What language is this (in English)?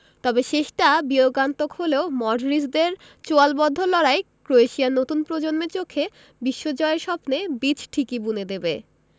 Bangla